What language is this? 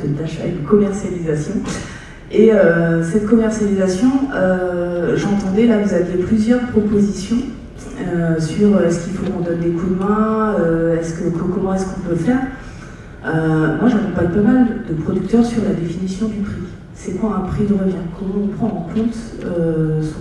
French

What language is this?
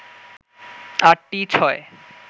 Bangla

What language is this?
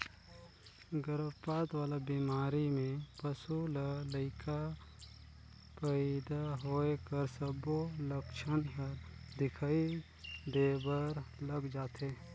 Chhattisgarhi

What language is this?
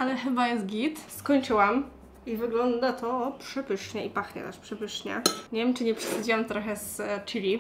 Polish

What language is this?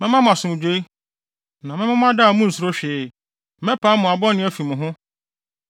Akan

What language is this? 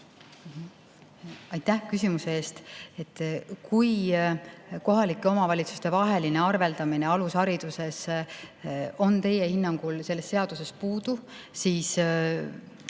Estonian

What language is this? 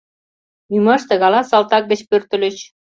Mari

